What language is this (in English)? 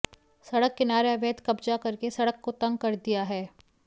Hindi